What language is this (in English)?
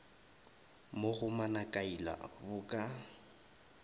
Northern Sotho